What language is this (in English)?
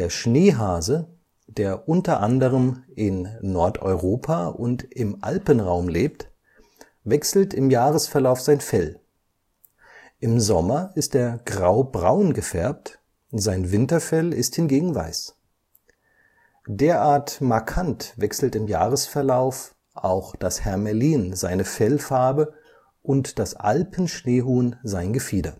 German